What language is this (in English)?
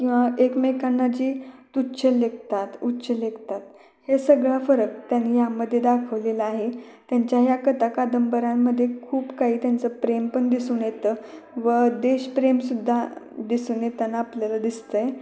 Marathi